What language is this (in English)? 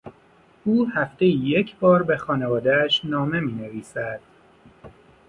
Persian